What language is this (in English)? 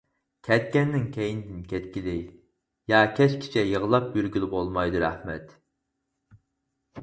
Uyghur